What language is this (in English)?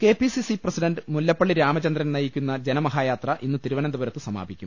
Malayalam